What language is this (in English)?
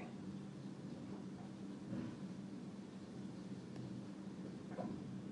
Pu-Xian Chinese